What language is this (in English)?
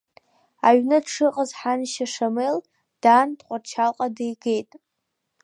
Abkhazian